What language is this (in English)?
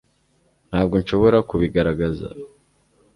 Kinyarwanda